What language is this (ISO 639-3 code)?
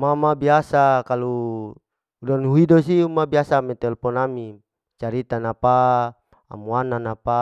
alo